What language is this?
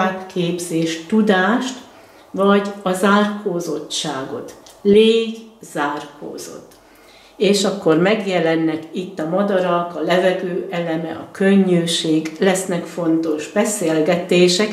Hungarian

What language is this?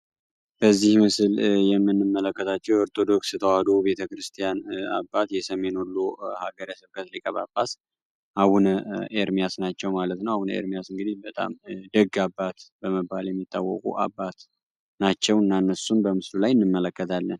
Amharic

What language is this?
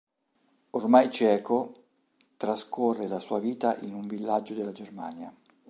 Italian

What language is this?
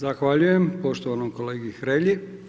Croatian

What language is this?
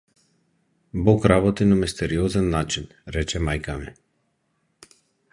Macedonian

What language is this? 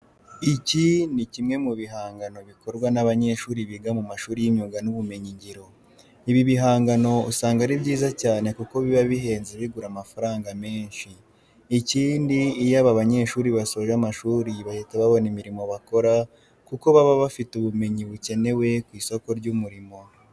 Kinyarwanda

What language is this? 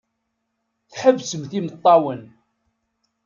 Kabyle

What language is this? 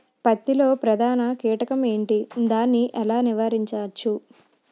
Telugu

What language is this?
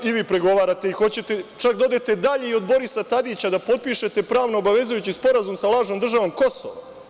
Serbian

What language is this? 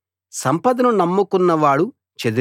Telugu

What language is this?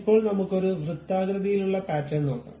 Malayalam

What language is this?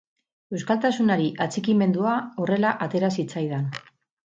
Basque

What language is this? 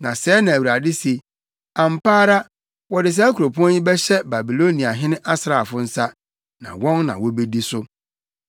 Akan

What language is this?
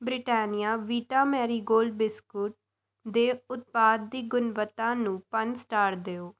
Punjabi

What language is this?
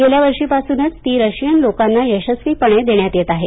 Marathi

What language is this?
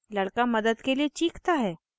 Hindi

